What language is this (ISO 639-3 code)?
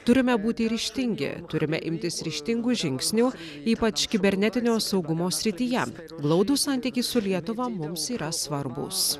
lit